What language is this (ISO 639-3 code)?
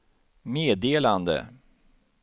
swe